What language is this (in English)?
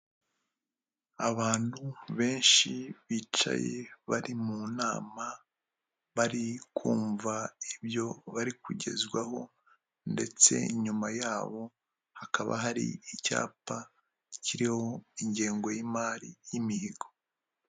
Kinyarwanda